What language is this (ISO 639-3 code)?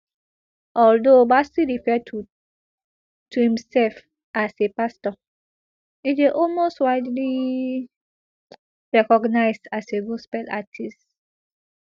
pcm